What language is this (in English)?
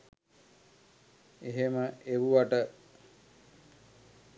Sinhala